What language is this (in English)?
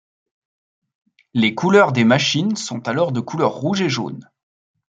French